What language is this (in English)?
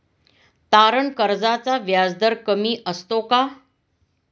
Marathi